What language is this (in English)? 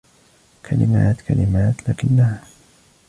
Arabic